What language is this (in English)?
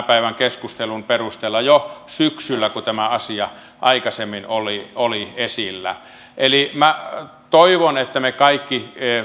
Finnish